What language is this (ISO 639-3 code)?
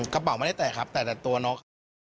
tha